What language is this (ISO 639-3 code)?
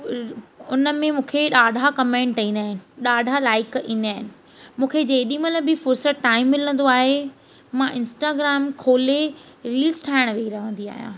snd